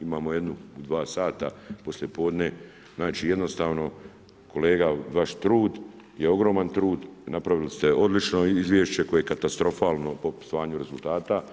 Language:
Croatian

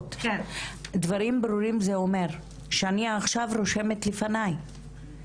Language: Hebrew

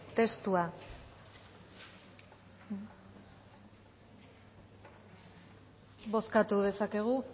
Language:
Basque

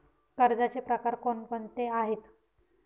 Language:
Marathi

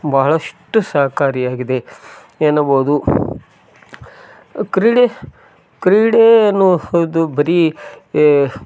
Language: Kannada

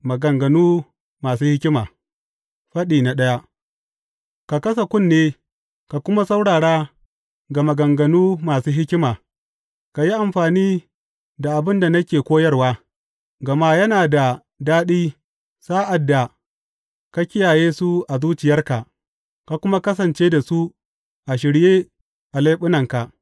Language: Hausa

